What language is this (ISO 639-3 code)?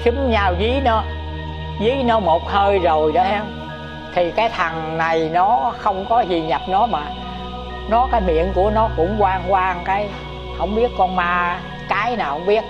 vie